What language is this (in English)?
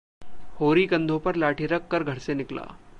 Hindi